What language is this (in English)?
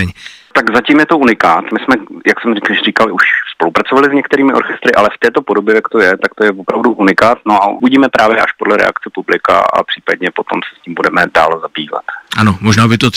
Czech